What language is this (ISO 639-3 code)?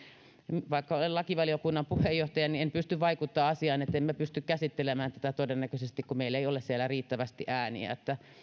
fin